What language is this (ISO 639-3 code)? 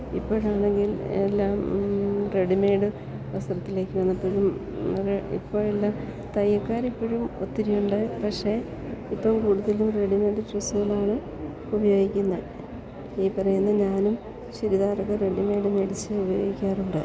mal